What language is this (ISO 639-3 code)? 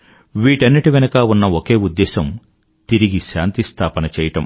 tel